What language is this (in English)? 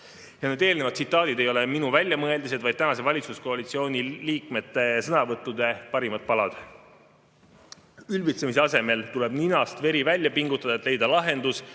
Estonian